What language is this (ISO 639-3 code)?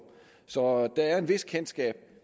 dan